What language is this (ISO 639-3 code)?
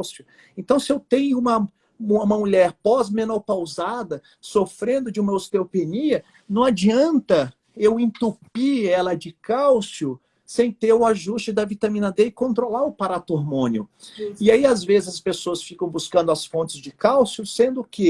por